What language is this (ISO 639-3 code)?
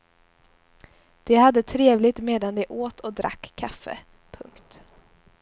swe